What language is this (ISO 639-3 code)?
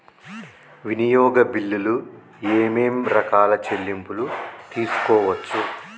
tel